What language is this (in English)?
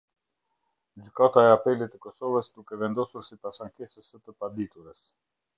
Albanian